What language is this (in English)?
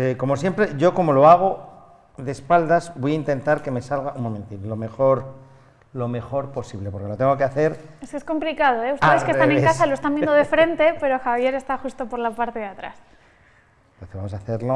Spanish